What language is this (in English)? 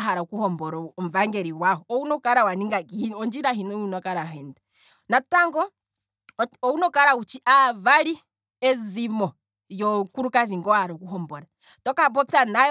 Kwambi